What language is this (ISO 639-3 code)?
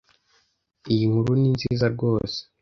kin